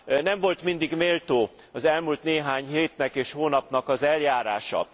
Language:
Hungarian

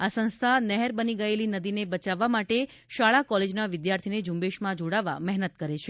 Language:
Gujarati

